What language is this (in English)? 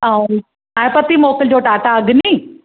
Sindhi